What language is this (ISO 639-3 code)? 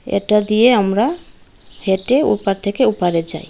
ben